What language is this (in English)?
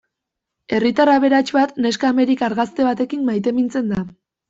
Basque